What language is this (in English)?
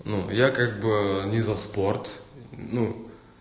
Russian